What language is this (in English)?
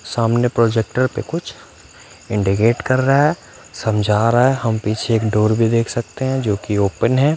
Hindi